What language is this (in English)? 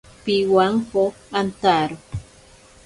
Ashéninka Perené